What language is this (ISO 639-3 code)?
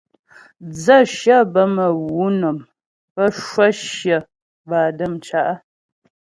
bbj